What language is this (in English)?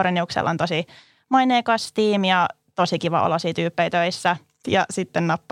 Finnish